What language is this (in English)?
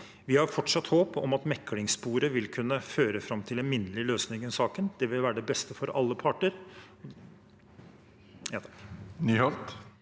Norwegian